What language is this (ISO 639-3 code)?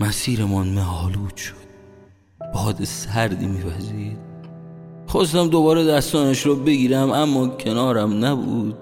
fas